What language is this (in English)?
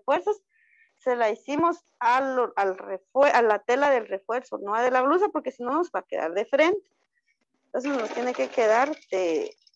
Spanish